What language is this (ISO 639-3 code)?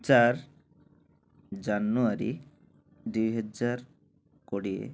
ori